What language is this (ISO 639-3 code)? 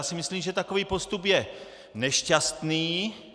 ces